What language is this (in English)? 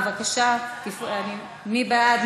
Hebrew